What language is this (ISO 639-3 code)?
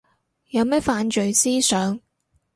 yue